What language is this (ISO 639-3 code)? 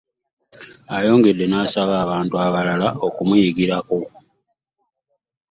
lug